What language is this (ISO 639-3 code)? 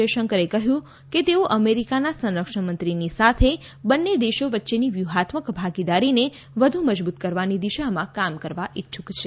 guj